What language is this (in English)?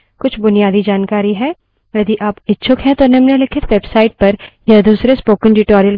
Hindi